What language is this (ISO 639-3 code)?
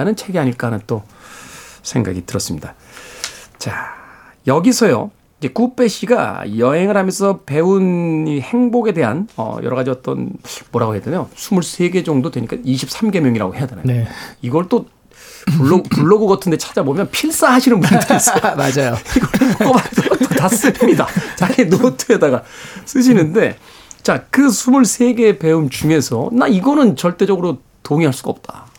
kor